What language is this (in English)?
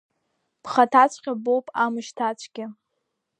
Abkhazian